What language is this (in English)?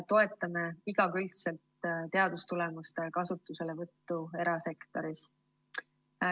Estonian